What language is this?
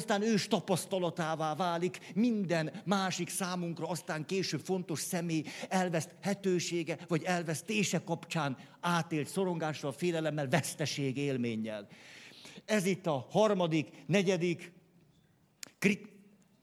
Hungarian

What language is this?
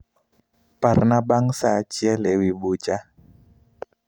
Luo (Kenya and Tanzania)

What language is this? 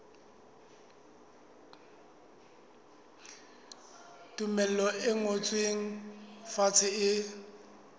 Southern Sotho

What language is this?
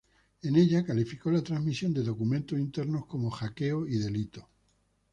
Spanish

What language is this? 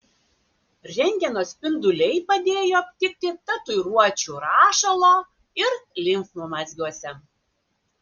Lithuanian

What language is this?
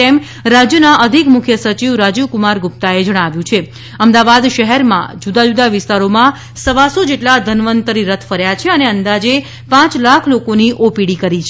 Gujarati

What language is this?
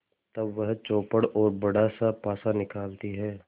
Hindi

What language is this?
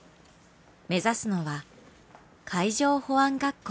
Japanese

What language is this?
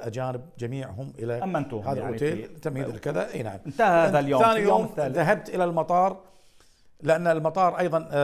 Arabic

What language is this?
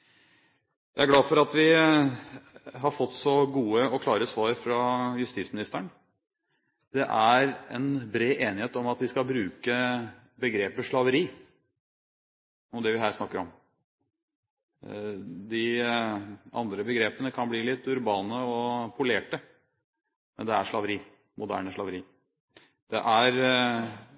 Norwegian Bokmål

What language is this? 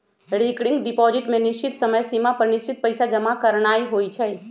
Magahi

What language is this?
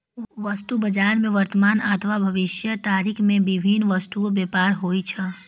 Maithili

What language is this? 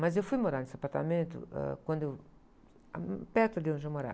Portuguese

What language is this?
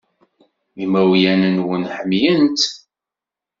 Kabyle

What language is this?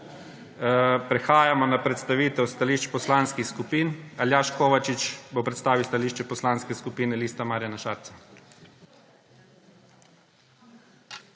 Slovenian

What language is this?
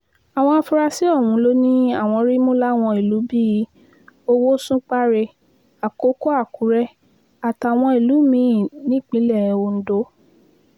Yoruba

